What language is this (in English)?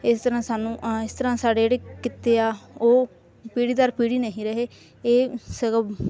Punjabi